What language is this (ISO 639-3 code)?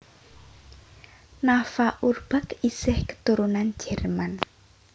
jav